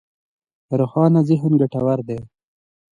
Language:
Pashto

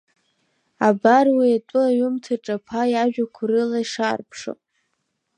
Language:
Abkhazian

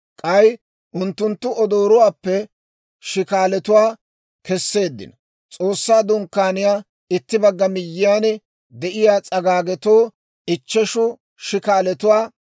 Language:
Dawro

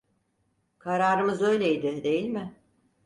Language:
Turkish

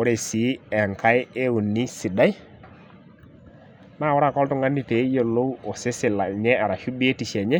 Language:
Masai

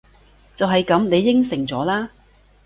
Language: Cantonese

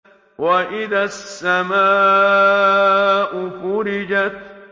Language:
Arabic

